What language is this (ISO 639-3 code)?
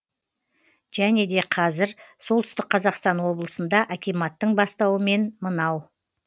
kaz